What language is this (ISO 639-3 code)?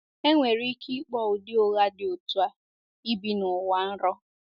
ibo